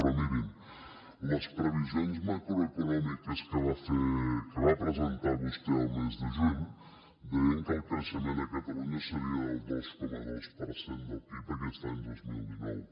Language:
Catalan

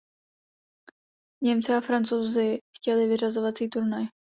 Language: Czech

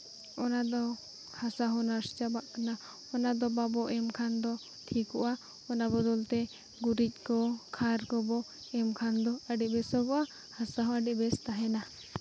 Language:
Santali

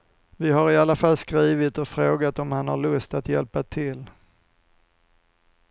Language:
Swedish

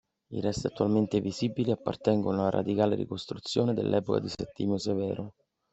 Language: Italian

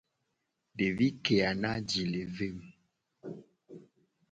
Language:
Gen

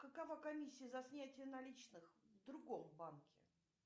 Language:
Russian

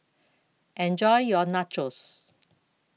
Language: English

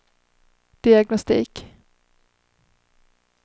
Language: Swedish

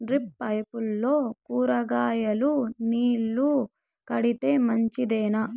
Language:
Telugu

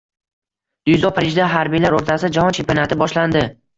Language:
Uzbek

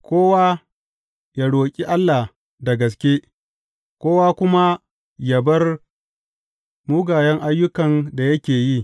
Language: Hausa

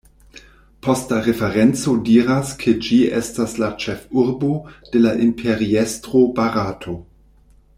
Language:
Esperanto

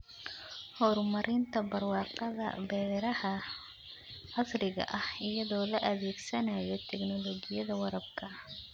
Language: Somali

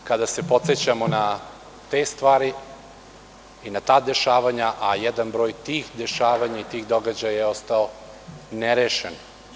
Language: Serbian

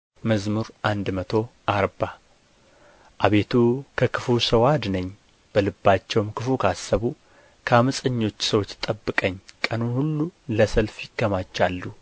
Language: Amharic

